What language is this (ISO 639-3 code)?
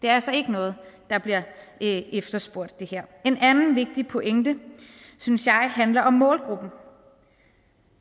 dan